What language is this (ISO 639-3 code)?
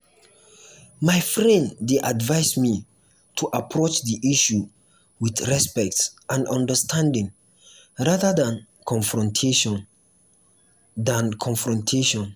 pcm